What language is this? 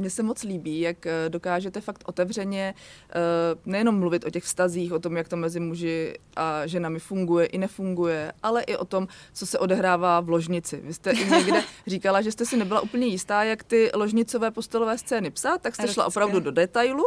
Czech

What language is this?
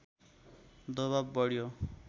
Nepali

